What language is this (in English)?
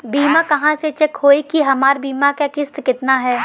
Bhojpuri